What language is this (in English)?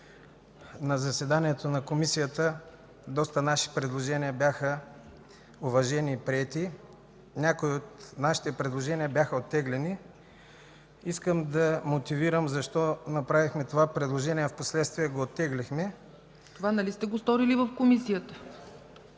Bulgarian